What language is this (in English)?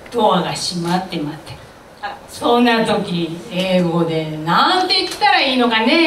Japanese